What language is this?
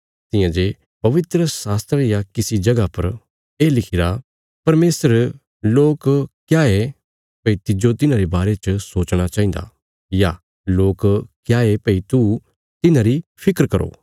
Bilaspuri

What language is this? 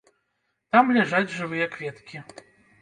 Belarusian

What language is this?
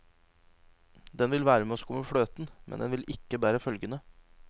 Norwegian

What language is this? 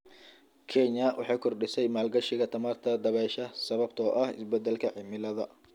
Somali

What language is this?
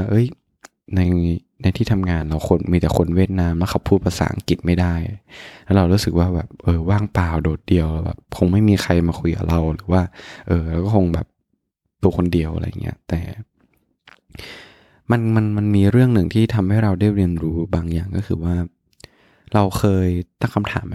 Thai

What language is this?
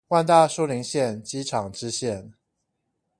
Chinese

